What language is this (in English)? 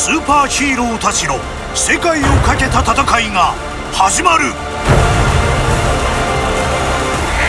Japanese